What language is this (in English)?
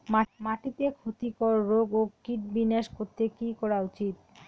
Bangla